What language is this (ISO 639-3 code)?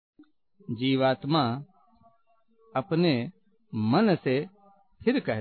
hin